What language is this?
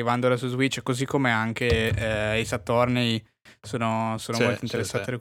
Italian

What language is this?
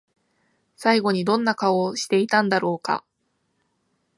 Japanese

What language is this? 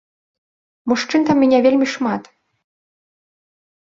Belarusian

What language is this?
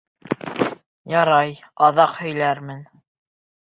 Bashkir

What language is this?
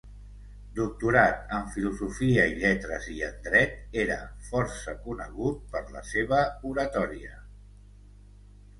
Catalan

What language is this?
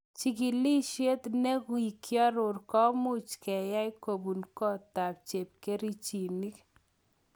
Kalenjin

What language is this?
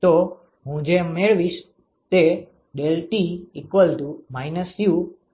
Gujarati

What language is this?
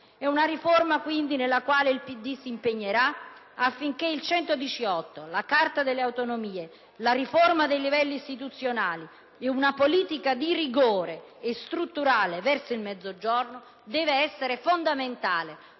Italian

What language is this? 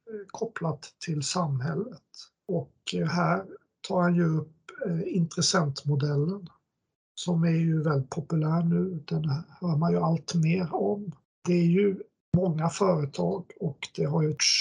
Swedish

